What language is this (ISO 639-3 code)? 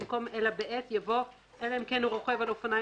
heb